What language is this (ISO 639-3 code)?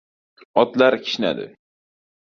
uzb